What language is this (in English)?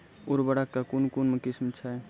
Maithili